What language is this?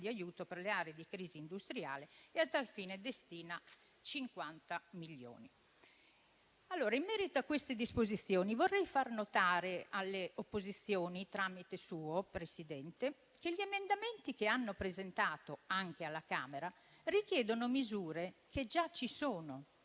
Italian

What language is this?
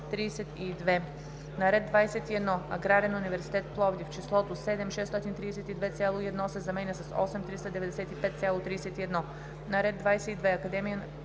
Bulgarian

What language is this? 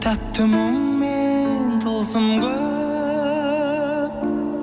Kazakh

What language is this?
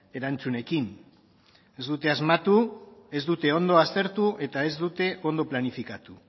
Basque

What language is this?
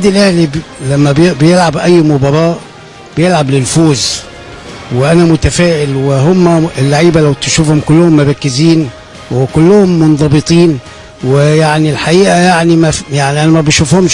Arabic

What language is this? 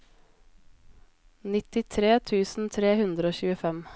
Norwegian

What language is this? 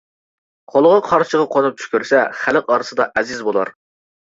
Uyghur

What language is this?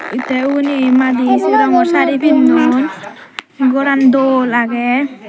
Chakma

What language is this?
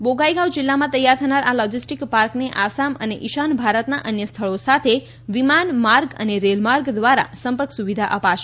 Gujarati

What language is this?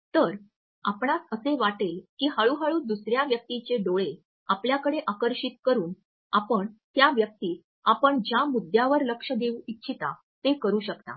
Marathi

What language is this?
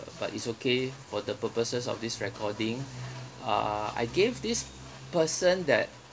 English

